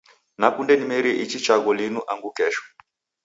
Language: Taita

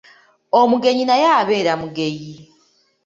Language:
Ganda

